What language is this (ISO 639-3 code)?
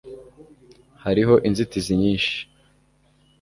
kin